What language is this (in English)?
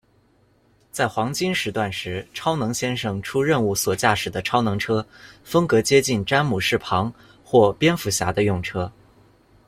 Chinese